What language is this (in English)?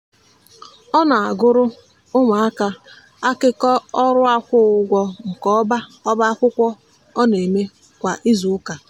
Igbo